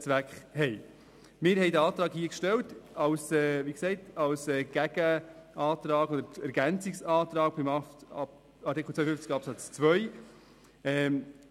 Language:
Swiss German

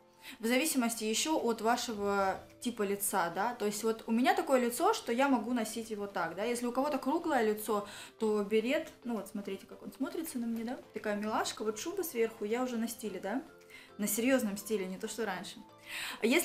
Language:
Russian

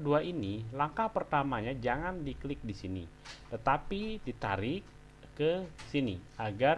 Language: Indonesian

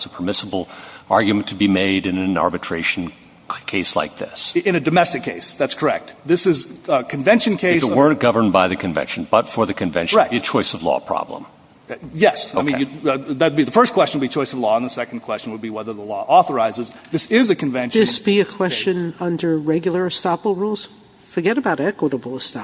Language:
English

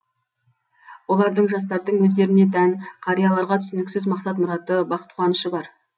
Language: Kazakh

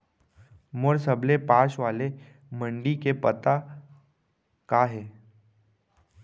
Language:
Chhattisgarhi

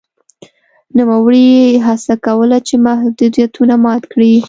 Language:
Pashto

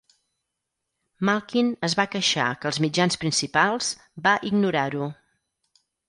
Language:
Catalan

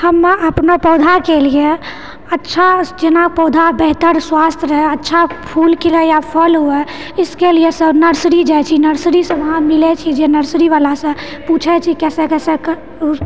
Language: Maithili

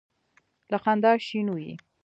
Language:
Pashto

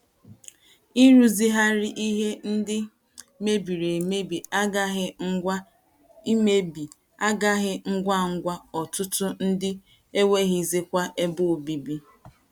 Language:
Igbo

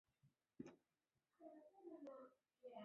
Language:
Chinese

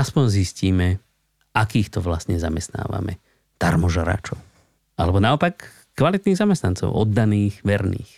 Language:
Slovak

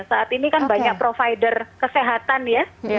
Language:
Indonesian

